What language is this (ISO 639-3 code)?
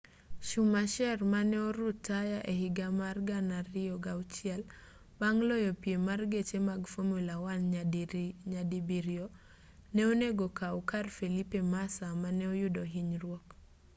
luo